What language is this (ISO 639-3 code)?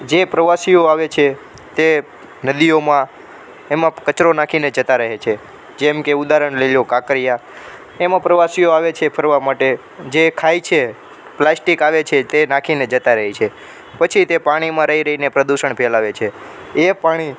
guj